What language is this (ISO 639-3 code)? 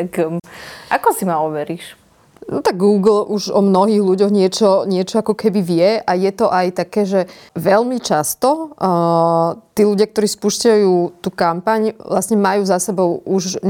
slk